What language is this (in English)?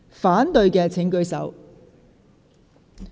Cantonese